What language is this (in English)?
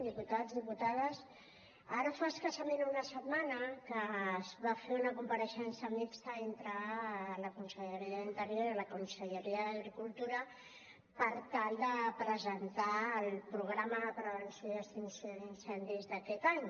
Catalan